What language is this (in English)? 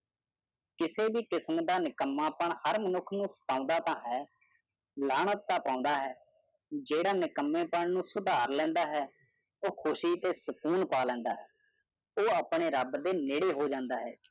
Punjabi